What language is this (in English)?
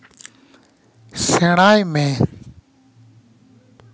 Santali